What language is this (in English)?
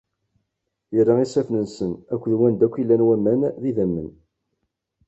Kabyle